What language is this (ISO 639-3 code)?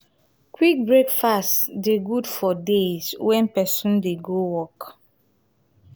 pcm